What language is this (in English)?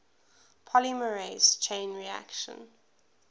English